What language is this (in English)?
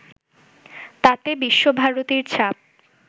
Bangla